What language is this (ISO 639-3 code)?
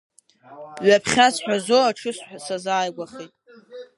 abk